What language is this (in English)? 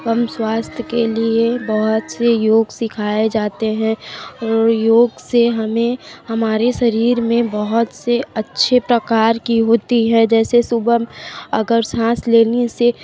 Hindi